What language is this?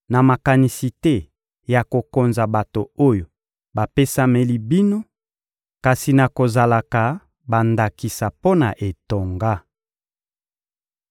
Lingala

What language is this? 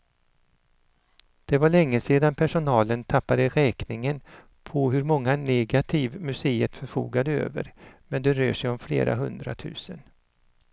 Swedish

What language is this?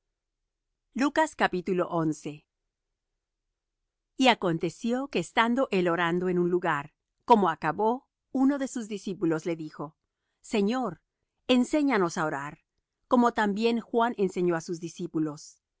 Spanish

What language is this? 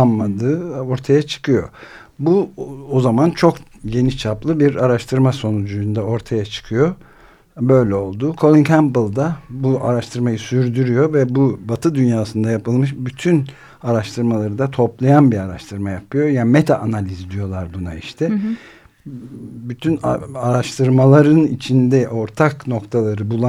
Turkish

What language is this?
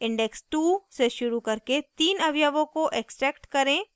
Hindi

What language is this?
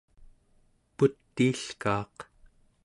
Central Yupik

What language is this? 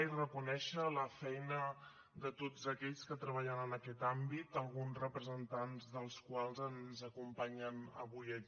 Catalan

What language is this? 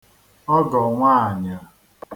Igbo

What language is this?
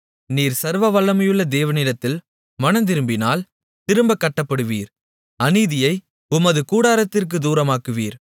Tamil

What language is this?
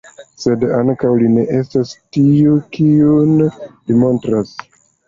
Esperanto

